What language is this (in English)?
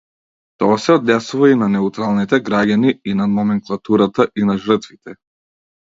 Macedonian